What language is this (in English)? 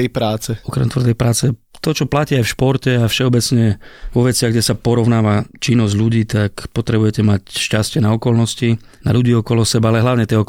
Slovak